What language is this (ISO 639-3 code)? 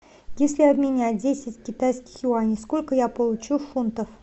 rus